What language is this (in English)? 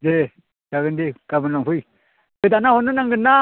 Bodo